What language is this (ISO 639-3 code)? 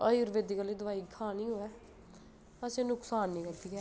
doi